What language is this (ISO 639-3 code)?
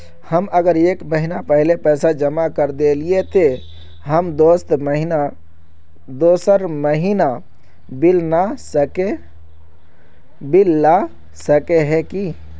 mag